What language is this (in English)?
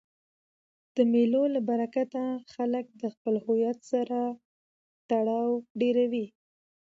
Pashto